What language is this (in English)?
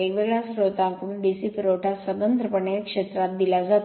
Marathi